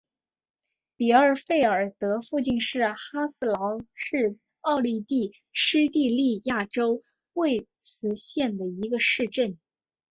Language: Chinese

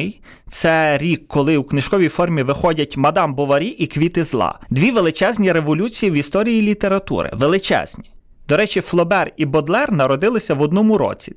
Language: Ukrainian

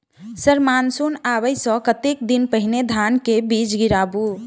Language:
Maithili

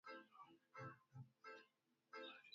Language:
Swahili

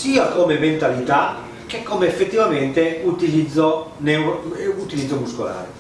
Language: Italian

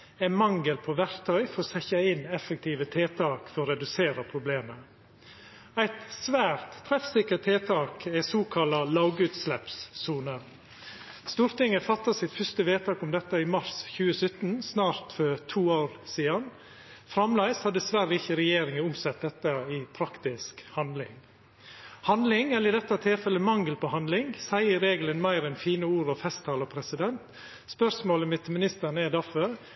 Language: Norwegian Nynorsk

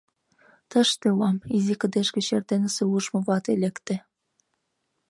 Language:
Mari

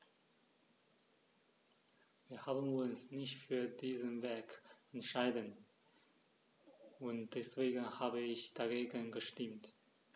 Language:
German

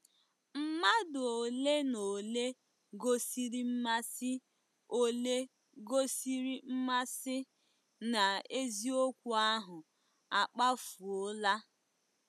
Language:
Igbo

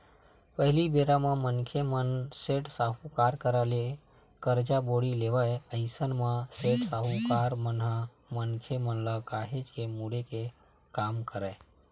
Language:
Chhattisgarhi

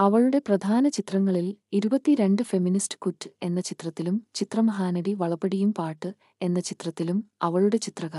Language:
Malayalam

